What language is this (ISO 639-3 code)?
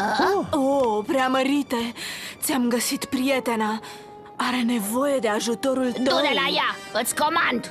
ron